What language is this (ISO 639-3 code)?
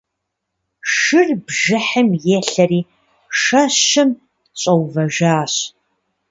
kbd